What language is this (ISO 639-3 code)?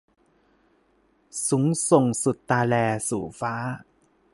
tha